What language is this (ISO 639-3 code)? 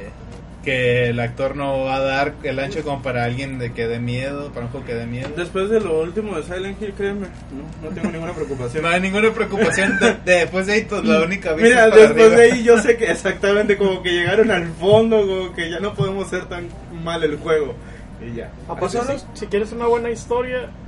spa